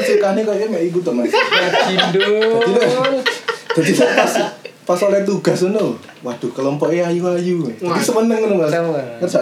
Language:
Indonesian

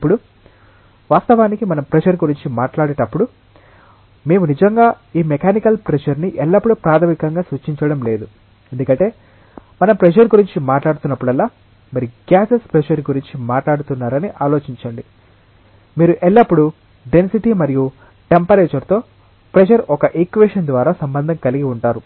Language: Telugu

